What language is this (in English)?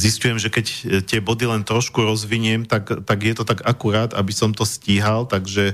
Slovak